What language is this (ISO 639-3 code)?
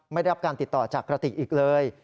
tha